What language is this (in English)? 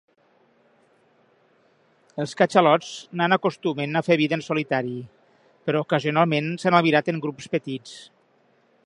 Catalan